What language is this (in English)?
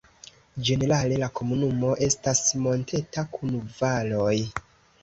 Esperanto